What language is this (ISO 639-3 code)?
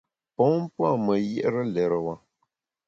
bax